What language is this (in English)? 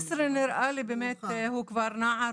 Hebrew